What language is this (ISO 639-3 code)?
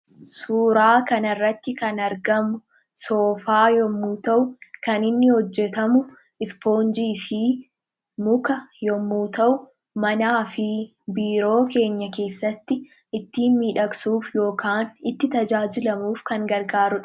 orm